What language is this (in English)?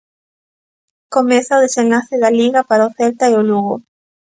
Galician